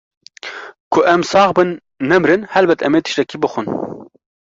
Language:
Kurdish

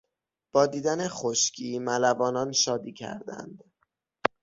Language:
Persian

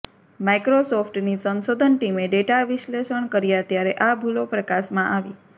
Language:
Gujarati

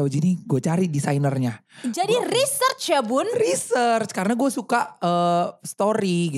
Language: Indonesian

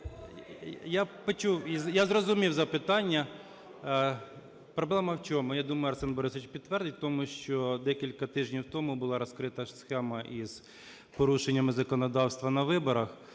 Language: Ukrainian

